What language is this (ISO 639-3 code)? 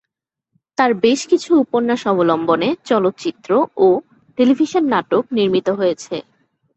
ben